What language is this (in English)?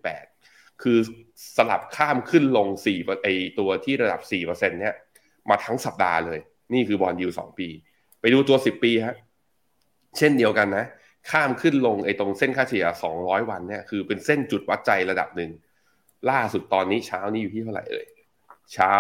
Thai